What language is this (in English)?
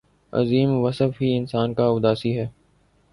Urdu